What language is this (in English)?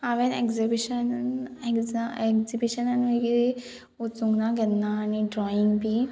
Konkani